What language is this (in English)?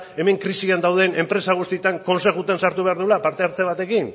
Basque